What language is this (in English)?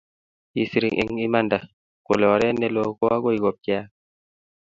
Kalenjin